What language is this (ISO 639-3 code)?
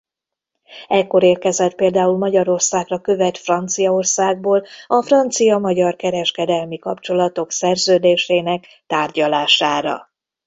hun